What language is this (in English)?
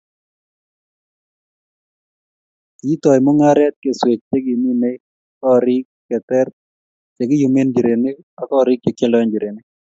Kalenjin